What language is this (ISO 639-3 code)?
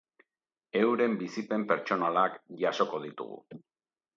eus